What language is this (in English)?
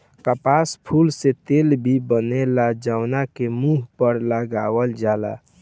Bhojpuri